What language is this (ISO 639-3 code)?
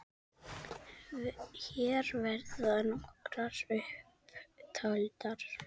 isl